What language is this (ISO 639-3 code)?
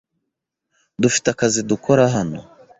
kin